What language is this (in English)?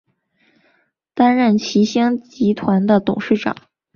Chinese